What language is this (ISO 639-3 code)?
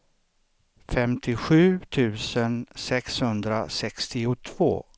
swe